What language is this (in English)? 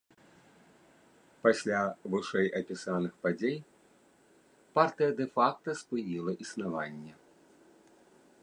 Belarusian